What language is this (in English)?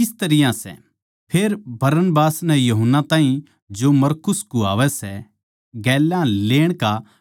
Haryanvi